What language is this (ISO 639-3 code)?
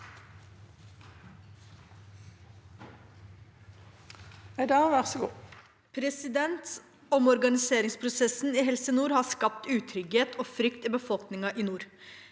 nor